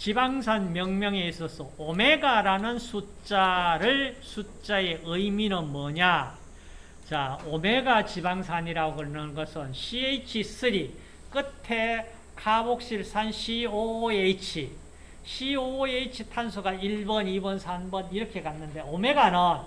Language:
Korean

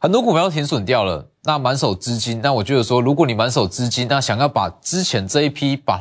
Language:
Chinese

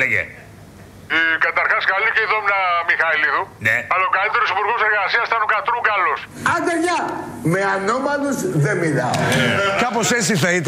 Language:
Greek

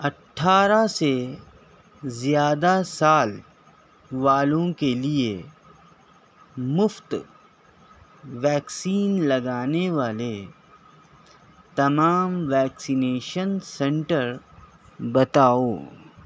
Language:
Urdu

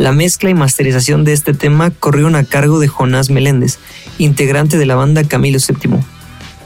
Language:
Spanish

